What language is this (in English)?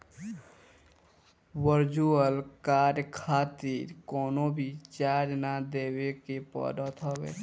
Bhojpuri